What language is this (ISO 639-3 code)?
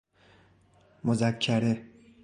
fas